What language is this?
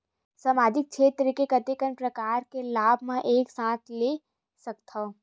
Chhattisgarhi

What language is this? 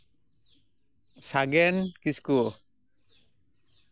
Santali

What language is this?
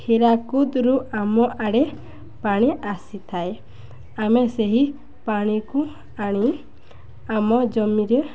Odia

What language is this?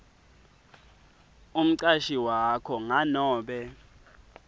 Swati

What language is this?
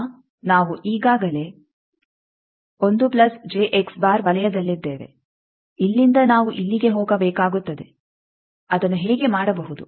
Kannada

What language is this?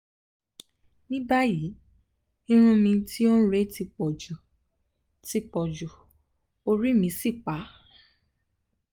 Yoruba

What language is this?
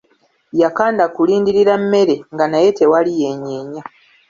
Ganda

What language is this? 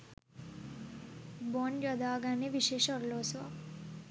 Sinhala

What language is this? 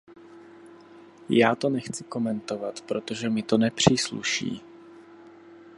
Czech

